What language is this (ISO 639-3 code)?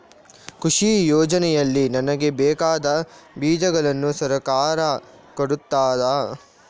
kan